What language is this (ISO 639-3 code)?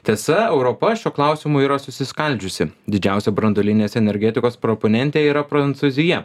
lit